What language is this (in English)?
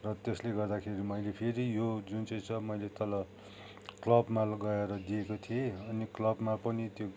Nepali